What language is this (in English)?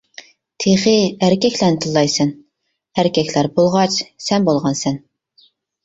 Uyghur